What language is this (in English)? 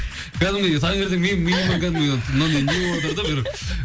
Kazakh